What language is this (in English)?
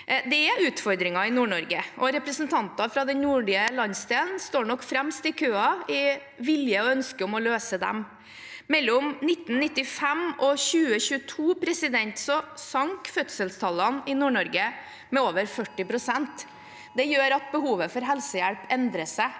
Norwegian